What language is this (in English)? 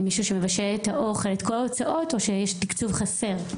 Hebrew